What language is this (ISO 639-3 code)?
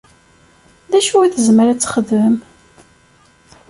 kab